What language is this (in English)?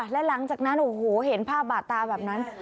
Thai